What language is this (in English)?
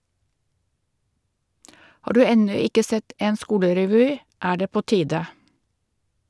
Norwegian